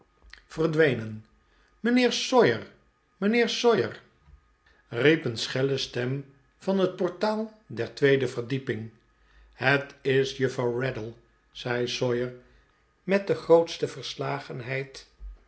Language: Dutch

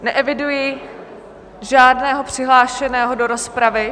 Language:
Czech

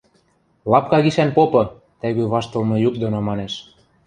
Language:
Western Mari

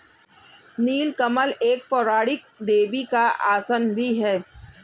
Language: Hindi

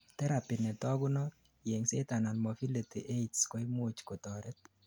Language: Kalenjin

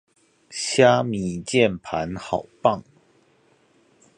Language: Chinese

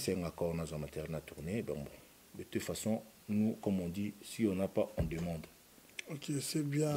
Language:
French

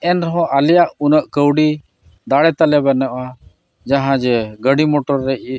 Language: Santali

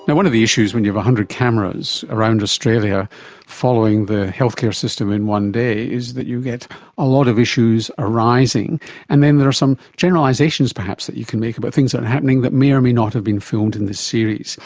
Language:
English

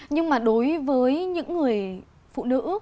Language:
Vietnamese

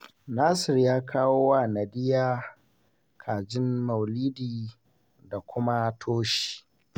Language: Hausa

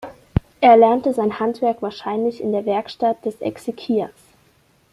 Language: German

